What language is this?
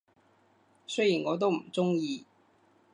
Cantonese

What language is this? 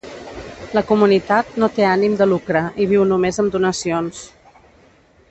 Catalan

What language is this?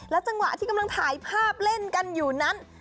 Thai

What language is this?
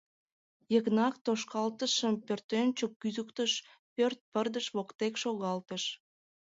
Mari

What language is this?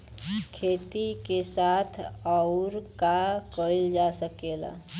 Bhojpuri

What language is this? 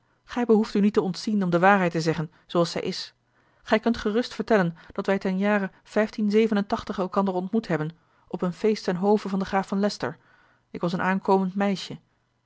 Dutch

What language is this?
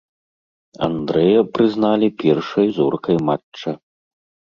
Belarusian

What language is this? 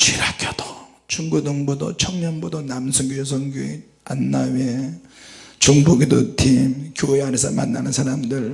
Korean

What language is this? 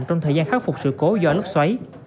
Vietnamese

